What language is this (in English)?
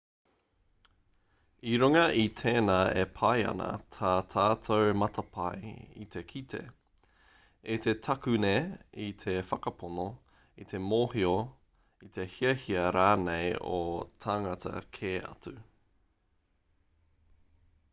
Māori